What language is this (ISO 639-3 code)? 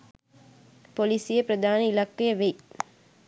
sin